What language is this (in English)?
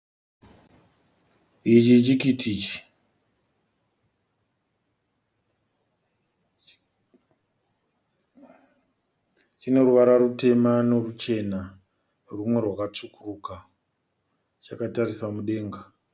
Shona